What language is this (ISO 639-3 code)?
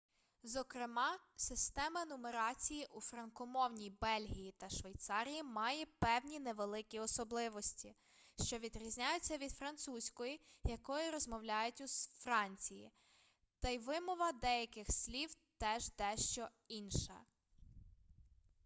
ukr